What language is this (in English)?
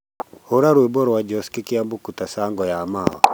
Kikuyu